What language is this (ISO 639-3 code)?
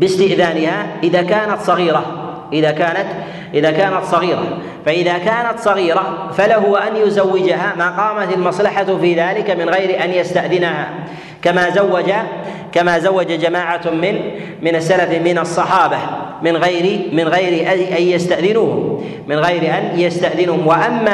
ara